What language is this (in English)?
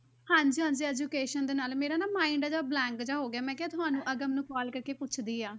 Punjabi